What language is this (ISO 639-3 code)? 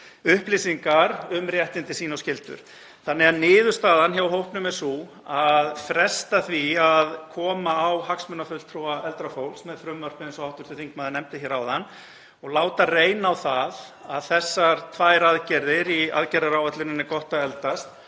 isl